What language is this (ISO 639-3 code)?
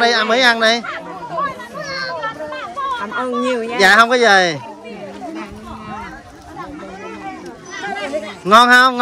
vie